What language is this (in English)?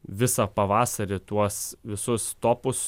Lithuanian